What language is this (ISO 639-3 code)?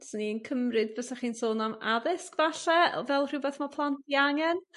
cym